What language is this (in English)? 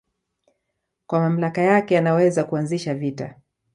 Swahili